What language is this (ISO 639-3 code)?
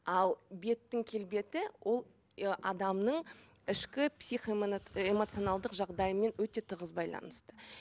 kaz